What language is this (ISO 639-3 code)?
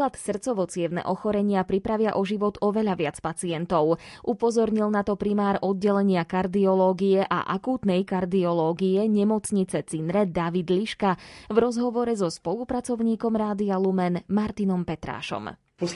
slk